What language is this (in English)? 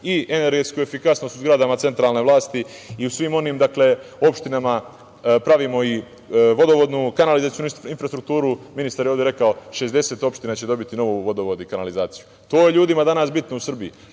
Serbian